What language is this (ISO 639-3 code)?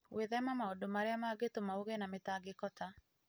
kik